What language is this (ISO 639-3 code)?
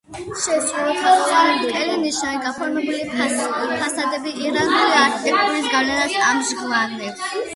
kat